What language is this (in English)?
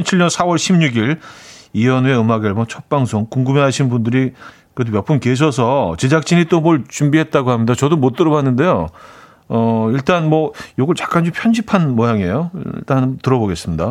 Korean